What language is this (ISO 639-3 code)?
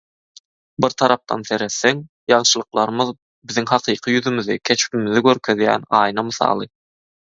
tuk